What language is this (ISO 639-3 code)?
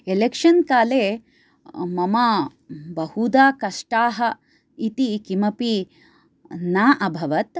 san